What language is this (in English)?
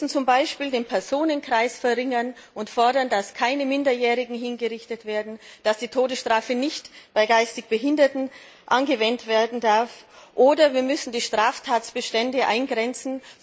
German